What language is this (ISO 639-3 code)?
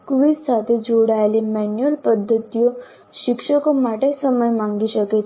guj